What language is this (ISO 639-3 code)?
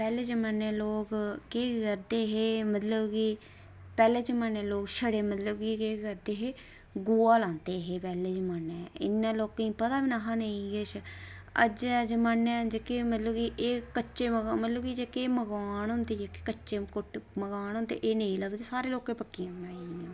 doi